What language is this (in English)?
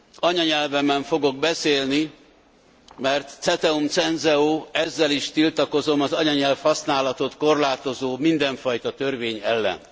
Hungarian